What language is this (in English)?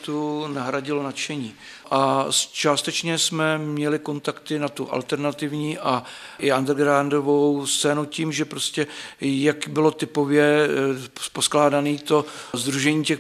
Czech